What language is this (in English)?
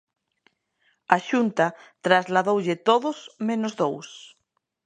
Galician